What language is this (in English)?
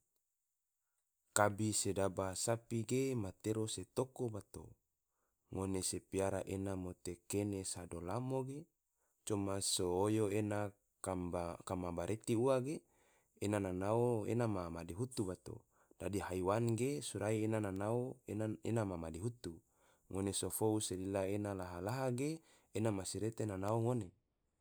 Tidore